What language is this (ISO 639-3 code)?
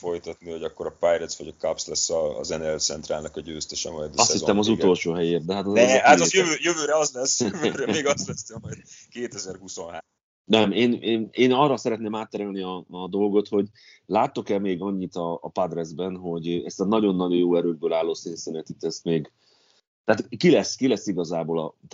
hun